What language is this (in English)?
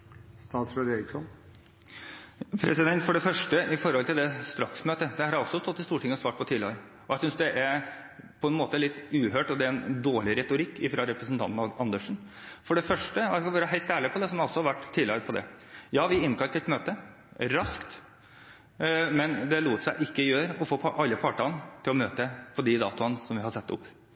Norwegian Bokmål